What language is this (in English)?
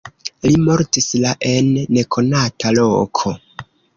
Esperanto